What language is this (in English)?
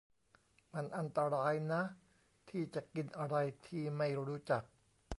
Thai